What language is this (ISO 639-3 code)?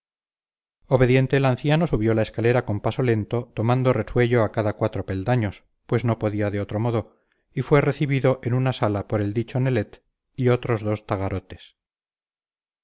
spa